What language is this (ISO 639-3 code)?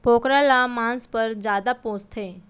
hne